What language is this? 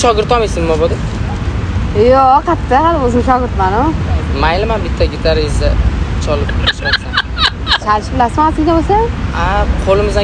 Turkish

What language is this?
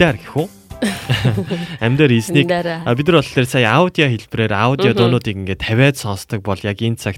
Korean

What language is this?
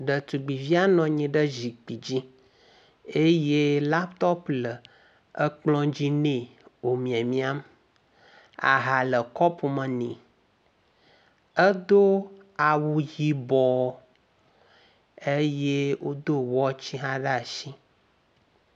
Ewe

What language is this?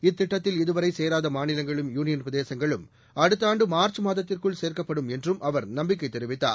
Tamil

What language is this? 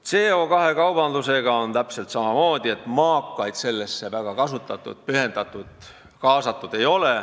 Estonian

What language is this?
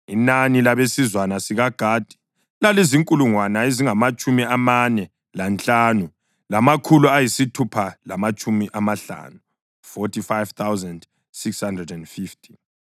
North Ndebele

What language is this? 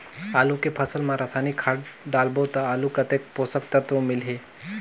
Chhattisgarhi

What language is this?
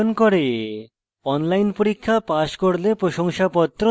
Bangla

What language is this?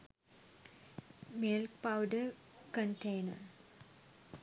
Sinhala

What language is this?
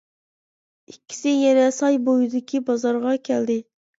Uyghur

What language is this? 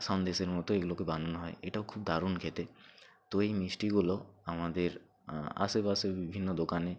Bangla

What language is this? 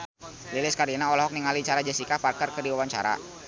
Sundanese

